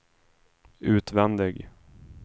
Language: Swedish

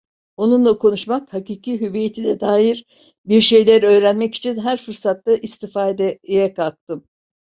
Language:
Turkish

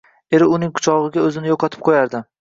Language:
Uzbek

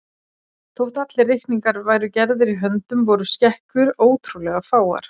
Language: Icelandic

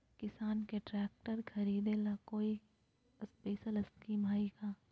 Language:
Magahi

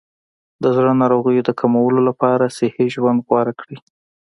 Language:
Pashto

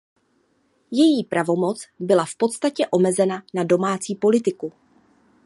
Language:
Czech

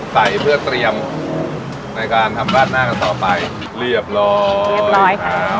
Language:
Thai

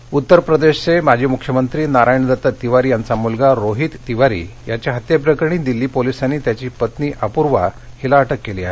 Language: Marathi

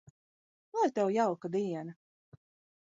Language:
Latvian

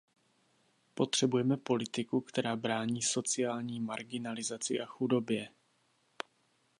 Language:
Czech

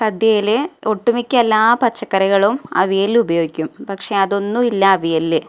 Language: Malayalam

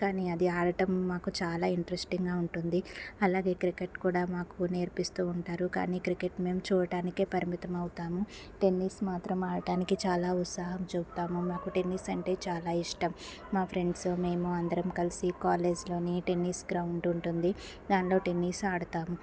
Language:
Telugu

